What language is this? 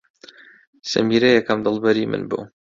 Central Kurdish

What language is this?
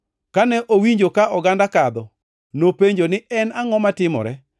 Luo (Kenya and Tanzania)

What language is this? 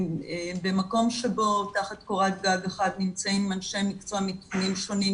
Hebrew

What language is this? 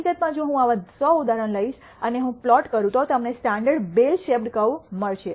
Gujarati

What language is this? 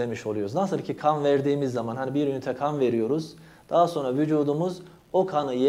Turkish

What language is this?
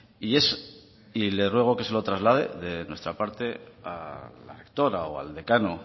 Spanish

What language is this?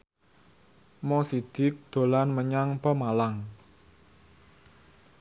Javanese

